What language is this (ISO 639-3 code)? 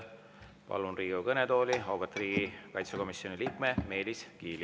est